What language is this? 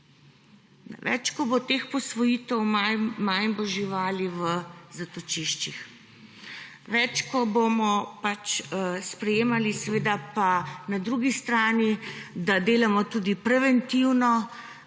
Slovenian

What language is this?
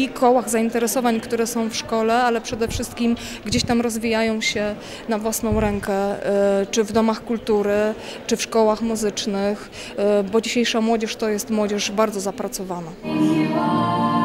Polish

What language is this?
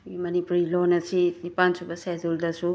Manipuri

